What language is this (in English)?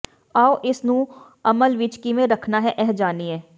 Punjabi